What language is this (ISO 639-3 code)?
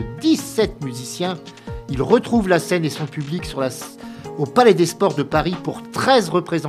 fra